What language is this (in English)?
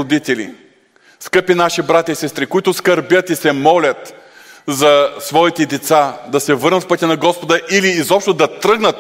Bulgarian